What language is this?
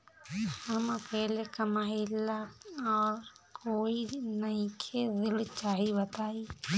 Bhojpuri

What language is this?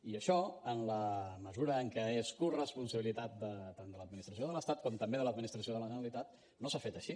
Catalan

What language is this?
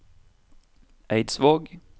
Norwegian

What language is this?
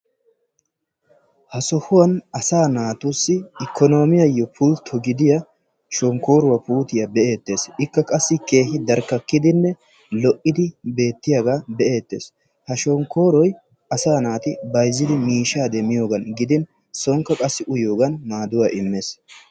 Wolaytta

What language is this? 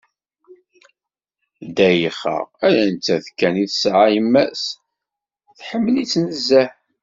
Kabyle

